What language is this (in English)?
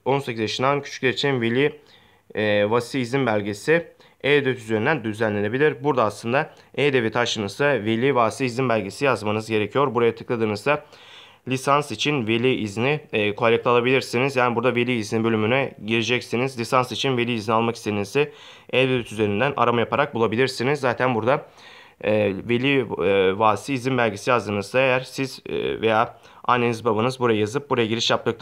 Turkish